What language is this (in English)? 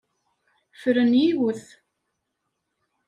Kabyle